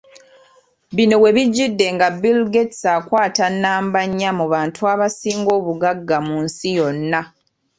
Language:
Ganda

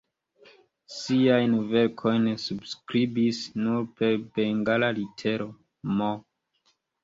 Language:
Esperanto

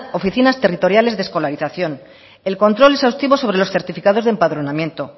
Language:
Spanish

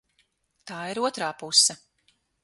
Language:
Latvian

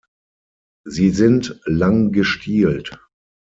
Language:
German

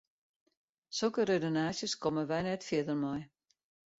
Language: Western Frisian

